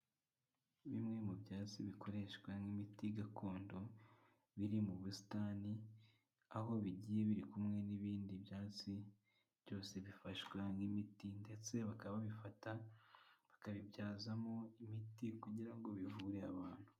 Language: Kinyarwanda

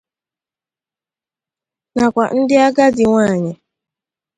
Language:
Igbo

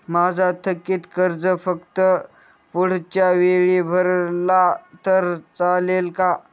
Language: Marathi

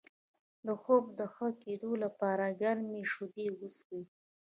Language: Pashto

